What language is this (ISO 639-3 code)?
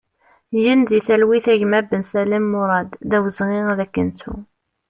kab